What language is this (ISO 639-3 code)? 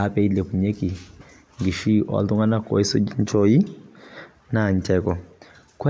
mas